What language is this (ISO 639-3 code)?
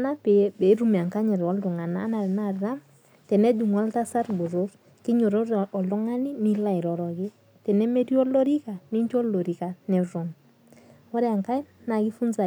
mas